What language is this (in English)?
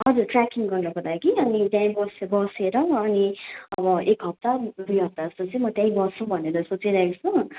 Nepali